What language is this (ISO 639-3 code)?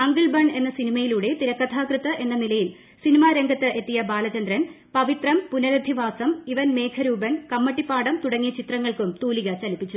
mal